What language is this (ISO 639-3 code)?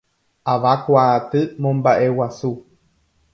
grn